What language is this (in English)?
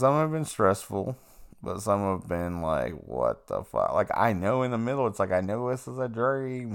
English